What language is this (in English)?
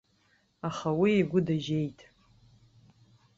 Abkhazian